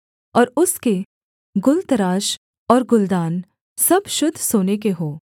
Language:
Hindi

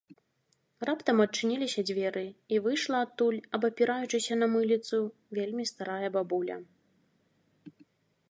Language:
Belarusian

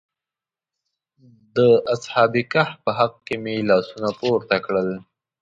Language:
Pashto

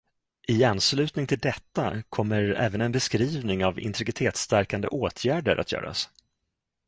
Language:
Swedish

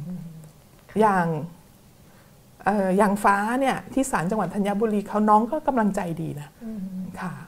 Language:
Thai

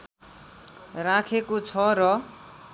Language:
Nepali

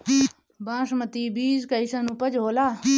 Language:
Bhojpuri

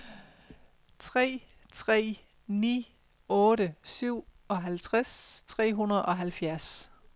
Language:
Danish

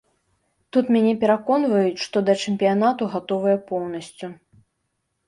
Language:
Belarusian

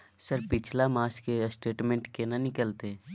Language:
Maithili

